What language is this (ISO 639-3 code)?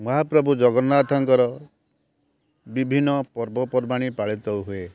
ori